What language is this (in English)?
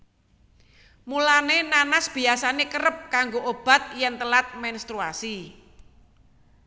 Javanese